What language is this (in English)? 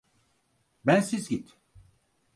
Turkish